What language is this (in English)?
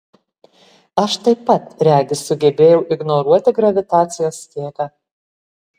Lithuanian